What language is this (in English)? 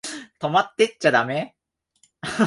Japanese